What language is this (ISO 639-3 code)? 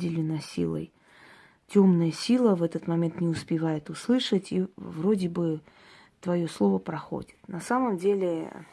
rus